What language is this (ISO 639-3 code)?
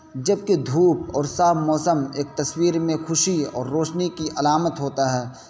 urd